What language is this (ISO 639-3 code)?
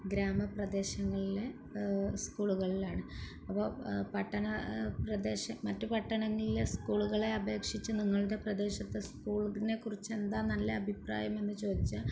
mal